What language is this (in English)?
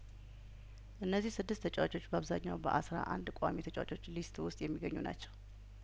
Amharic